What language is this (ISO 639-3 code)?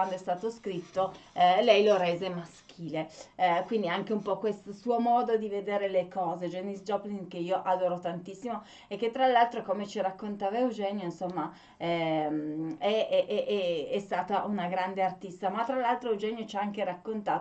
ita